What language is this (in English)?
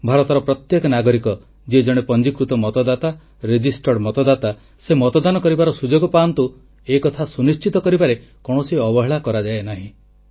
Odia